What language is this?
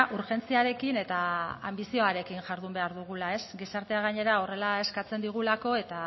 Basque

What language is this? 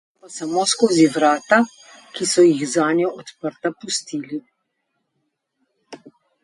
Slovenian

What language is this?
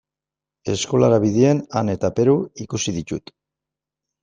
Basque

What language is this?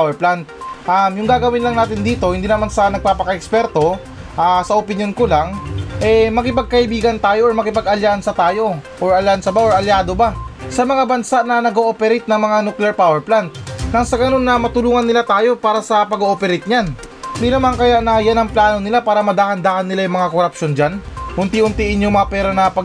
Filipino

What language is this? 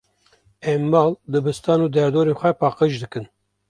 Kurdish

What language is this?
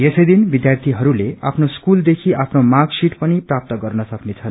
Nepali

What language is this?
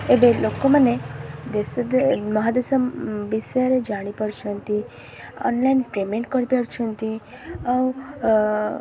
Odia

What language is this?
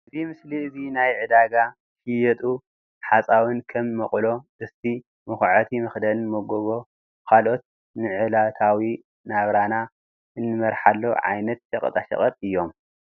Tigrinya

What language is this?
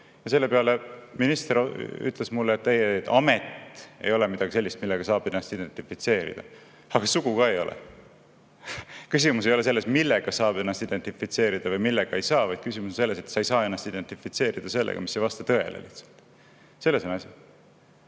Estonian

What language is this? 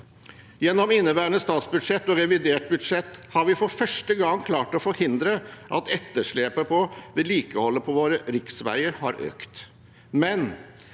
Norwegian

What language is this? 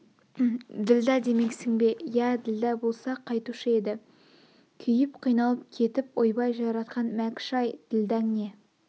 Kazakh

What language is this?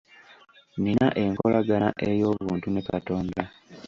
Ganda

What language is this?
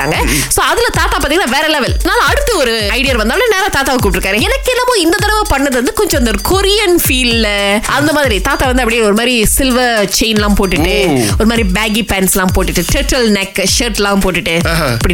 Tamil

